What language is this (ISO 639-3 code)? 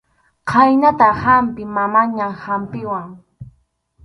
qxu